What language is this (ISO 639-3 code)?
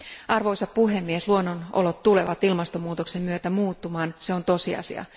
fin